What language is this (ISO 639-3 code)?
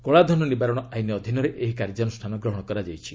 ori